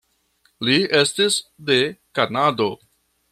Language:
Esperanto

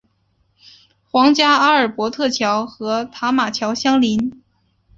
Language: Chinese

